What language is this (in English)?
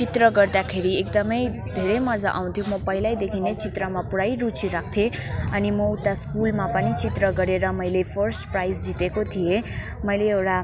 Nepali